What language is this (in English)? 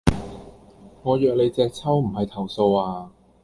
Cantonese